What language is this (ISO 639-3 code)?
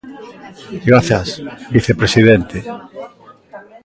glg